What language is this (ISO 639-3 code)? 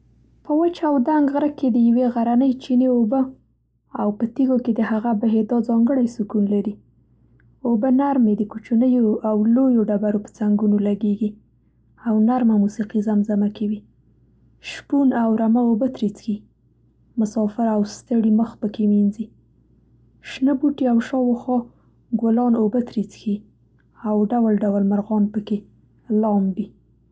pst